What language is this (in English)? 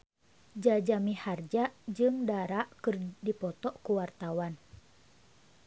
Sundanese